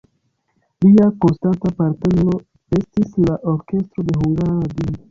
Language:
Esperanto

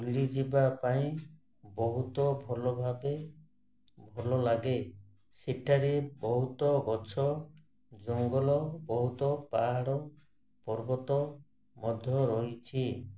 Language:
Odia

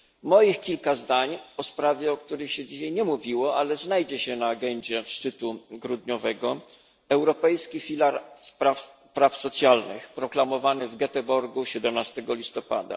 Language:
Polish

